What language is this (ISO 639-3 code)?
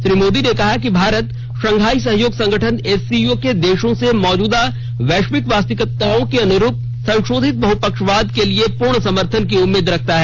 hin